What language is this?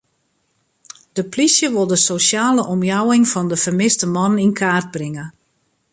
Western Frisian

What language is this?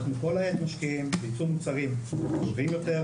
Hebrew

